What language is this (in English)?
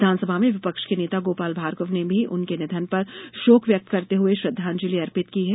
Hindi